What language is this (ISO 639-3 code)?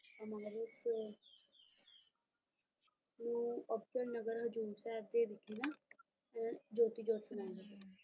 pan